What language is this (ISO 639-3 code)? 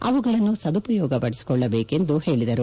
kan